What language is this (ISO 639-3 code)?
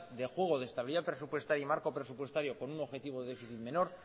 spa